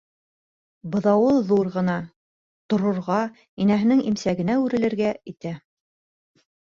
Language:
Bashkir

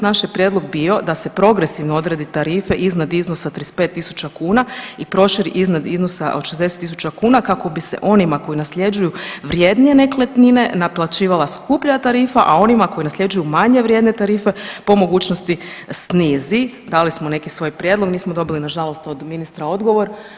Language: Croatian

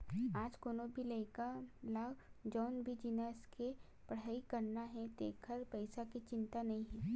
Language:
Chhattisgarhi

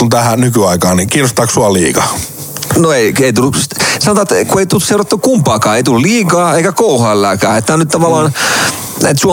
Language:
Finnish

